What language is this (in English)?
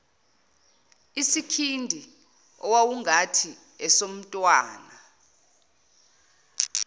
Zulu